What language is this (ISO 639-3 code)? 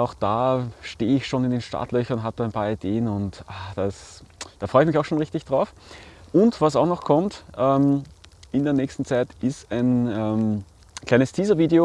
deu